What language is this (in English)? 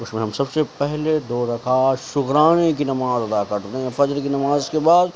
Urdu